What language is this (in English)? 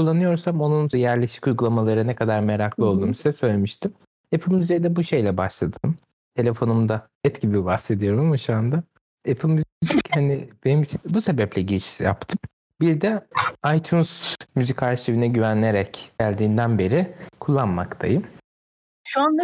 Turkish